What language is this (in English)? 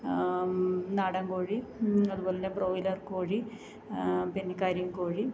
Malayalam